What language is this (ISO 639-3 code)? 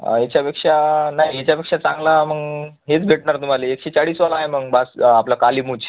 mar